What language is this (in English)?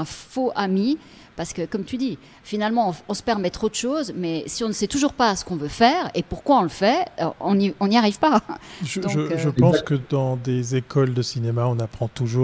French